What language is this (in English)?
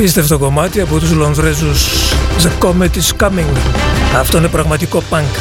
Greek